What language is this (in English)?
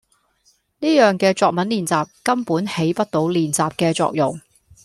Cantonese